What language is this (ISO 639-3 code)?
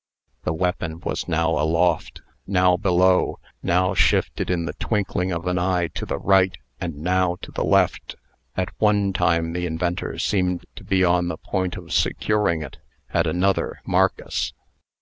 eng